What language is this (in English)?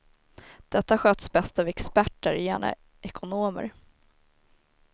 Swedish